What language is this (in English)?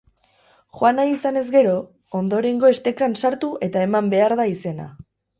Basque